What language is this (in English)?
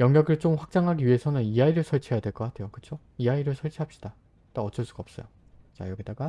Korean